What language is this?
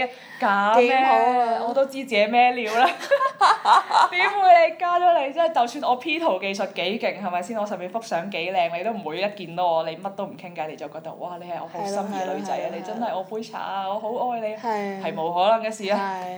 Chinese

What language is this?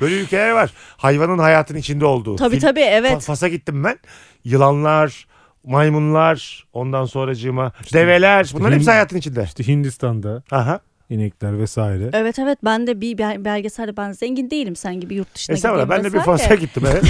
Turkish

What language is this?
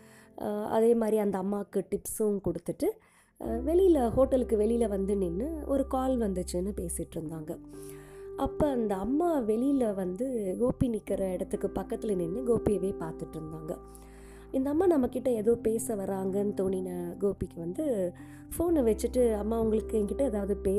Tamil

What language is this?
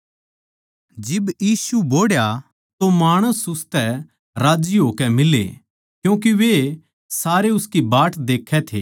Haryanvi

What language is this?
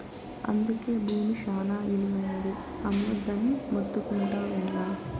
Telugu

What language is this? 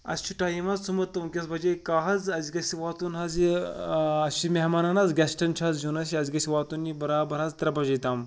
Kashmiri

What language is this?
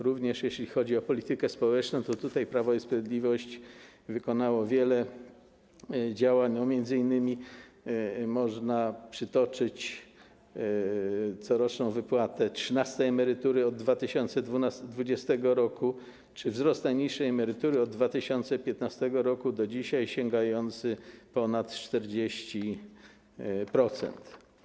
Polish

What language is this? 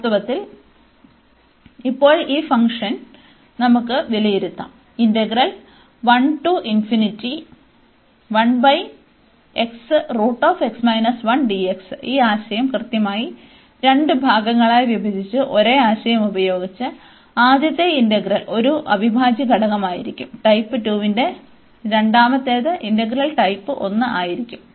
Malayalam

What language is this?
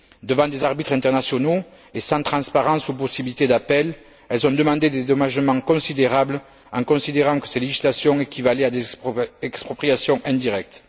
French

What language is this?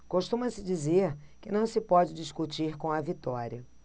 Portuguese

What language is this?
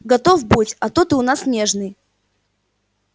Russian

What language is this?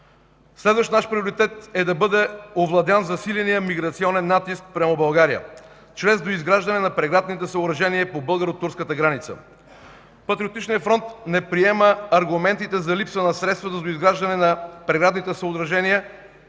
Bulgarian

